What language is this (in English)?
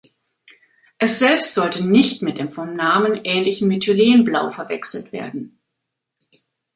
German